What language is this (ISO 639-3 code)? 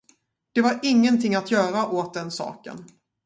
swe